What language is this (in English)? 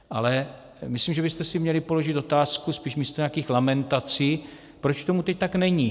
Czech